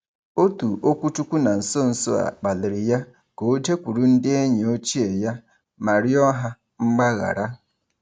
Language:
Igbo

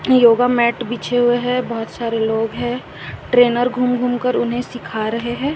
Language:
Hindi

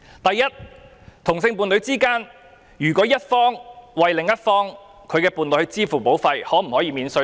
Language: Cantonese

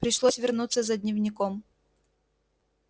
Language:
Russian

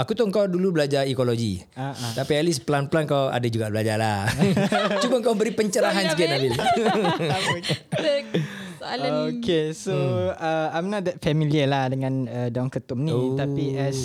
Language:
Malay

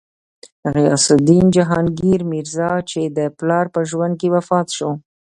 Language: Pashto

